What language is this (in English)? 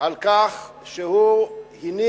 Hebrew